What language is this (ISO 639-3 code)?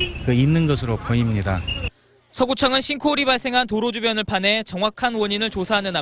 kor